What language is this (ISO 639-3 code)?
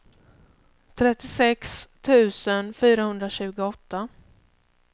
swe